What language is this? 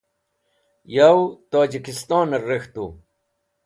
Wakhi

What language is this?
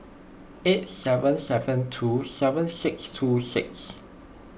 English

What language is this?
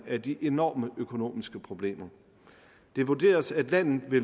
Danish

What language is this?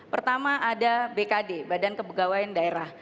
Indonesian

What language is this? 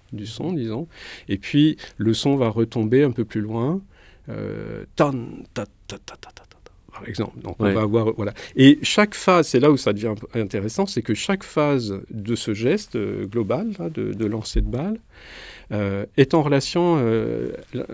French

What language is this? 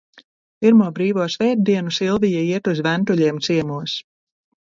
Latvian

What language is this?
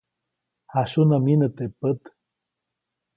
Copainalá Zoque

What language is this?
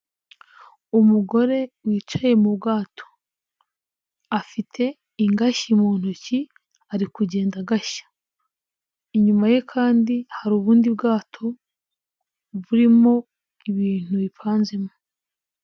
Kinyarwanda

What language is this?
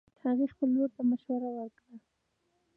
Pashto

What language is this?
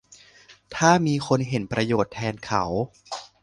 Thai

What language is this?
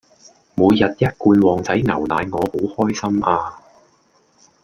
Cantonese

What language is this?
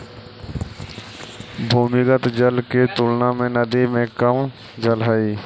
Magahi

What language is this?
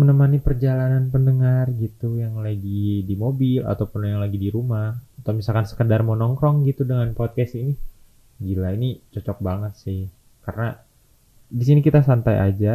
Indonesian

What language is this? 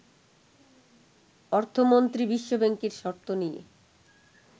Bangla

